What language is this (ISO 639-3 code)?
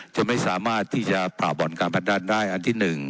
tha